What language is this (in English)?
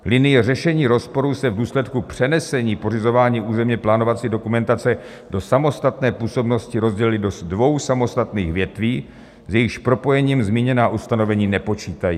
Czech